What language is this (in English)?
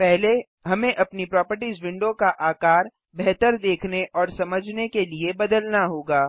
Hindi